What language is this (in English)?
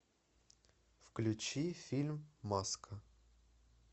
Russian